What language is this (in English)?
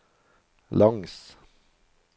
Norwegian